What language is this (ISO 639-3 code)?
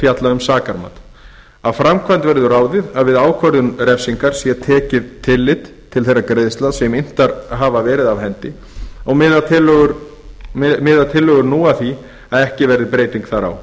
isl